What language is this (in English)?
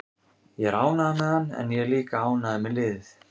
Icelandic